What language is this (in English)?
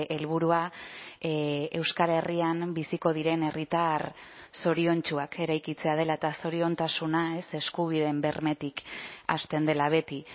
Basque